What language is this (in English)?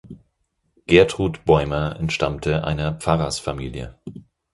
German